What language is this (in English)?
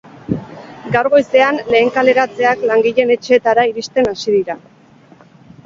Basque